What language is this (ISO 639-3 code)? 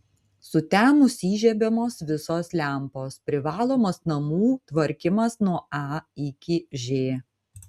lit